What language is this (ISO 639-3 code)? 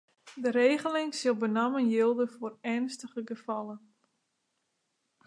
fry